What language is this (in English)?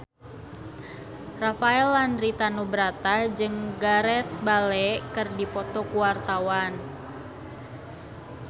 Sundanese